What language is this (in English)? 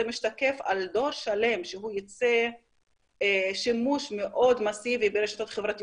Hebrew